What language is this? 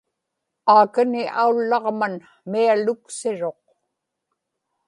Inupiaq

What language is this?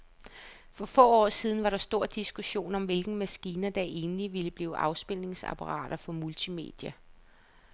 Danish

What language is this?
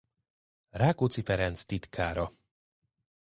Hungarian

